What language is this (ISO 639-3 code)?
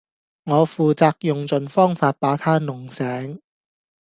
yue